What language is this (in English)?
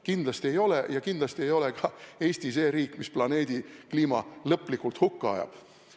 Estonian